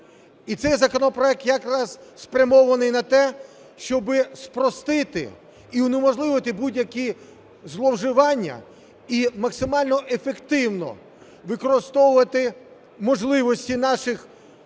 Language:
Ukrainian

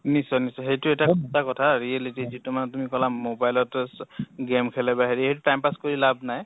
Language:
Assamese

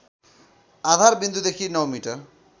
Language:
Nepali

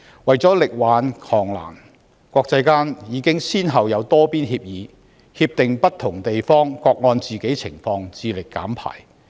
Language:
Cantonese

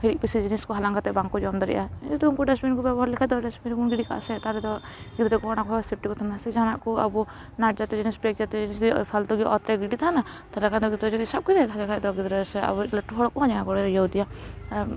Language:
Santali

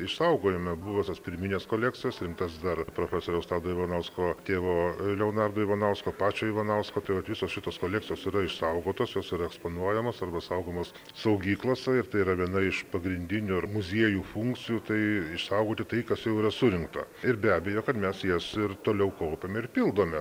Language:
Lithuanian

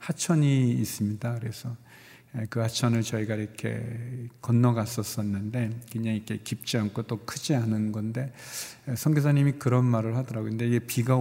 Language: Korean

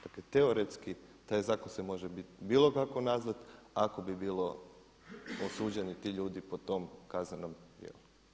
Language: Croatian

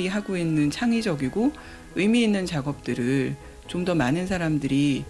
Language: Korean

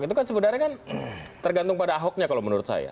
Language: Indonesian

